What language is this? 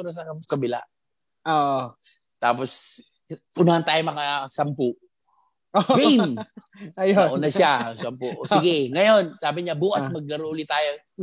Filipino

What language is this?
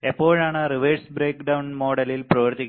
Malayalam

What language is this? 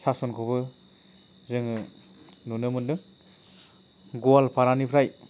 Bodo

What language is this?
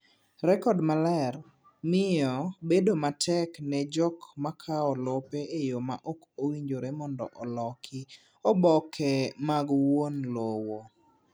Luo (Kenya and Tanzania)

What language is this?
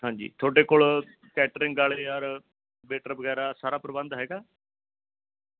Punjabi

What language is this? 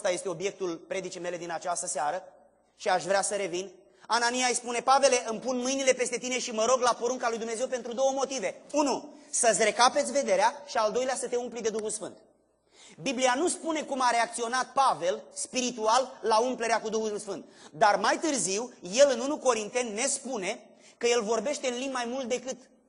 Romanian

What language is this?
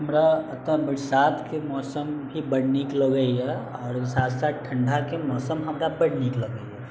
Maithili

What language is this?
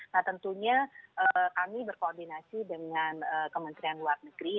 Indonesian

